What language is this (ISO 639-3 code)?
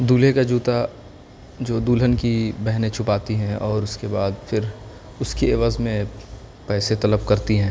urd